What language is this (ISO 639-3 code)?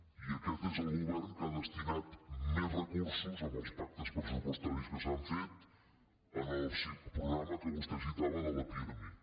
cat